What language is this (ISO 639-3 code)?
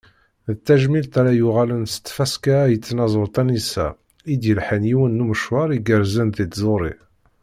kab